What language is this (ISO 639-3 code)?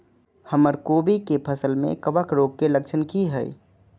mai